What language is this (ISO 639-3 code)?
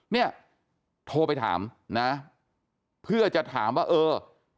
tha